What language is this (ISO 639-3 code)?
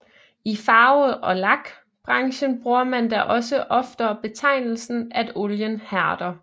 dan